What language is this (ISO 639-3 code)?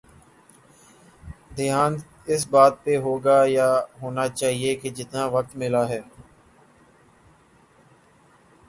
urd